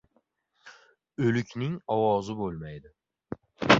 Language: Uzbek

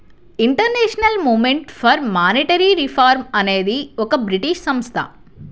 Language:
Telugu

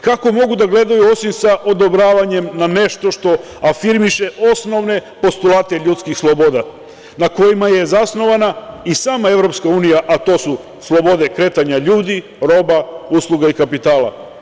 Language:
Serbian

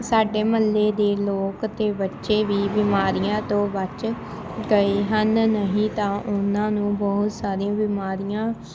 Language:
Punjabi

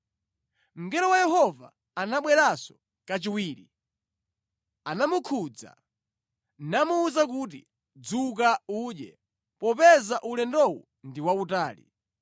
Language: Nyanja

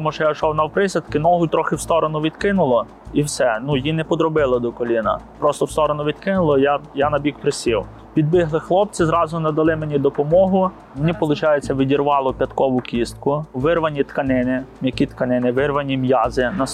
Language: Ukrainian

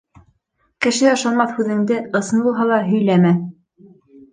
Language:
Bashkir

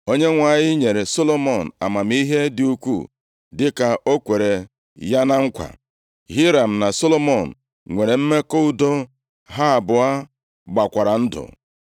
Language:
Igbo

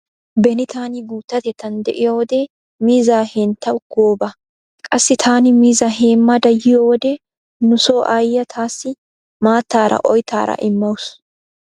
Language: Wolaytta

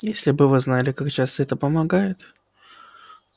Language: Russian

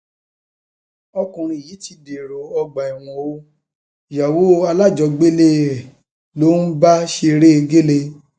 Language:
Yoruba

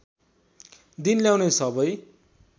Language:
Nepali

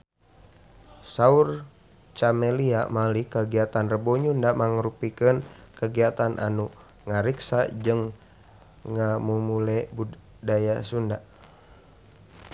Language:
Sundanese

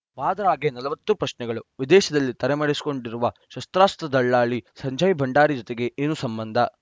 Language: Kannada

